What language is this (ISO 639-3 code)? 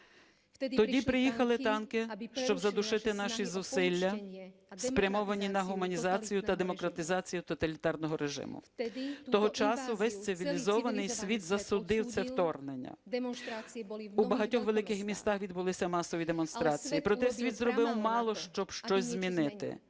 ukr